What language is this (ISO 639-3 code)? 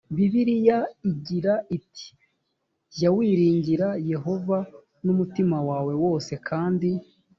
kin